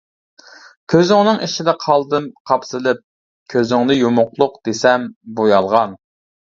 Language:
Uyghur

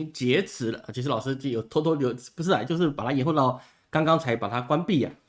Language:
Chinese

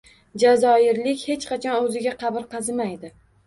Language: Uzbek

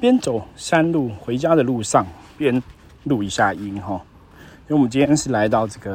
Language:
Chinese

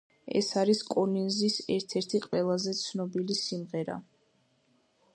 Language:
Georgian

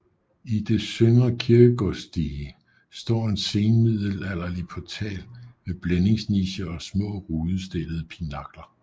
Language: Danish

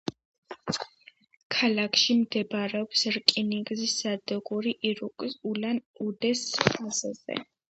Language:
Georgian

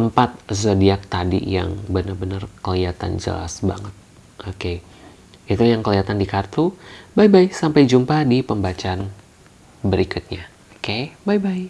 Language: Indonesian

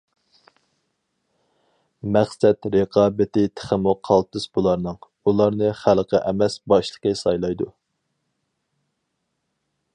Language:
Uyghur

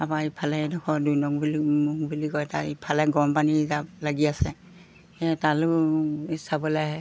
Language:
Assamese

